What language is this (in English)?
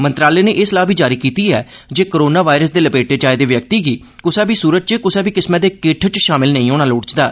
Dogri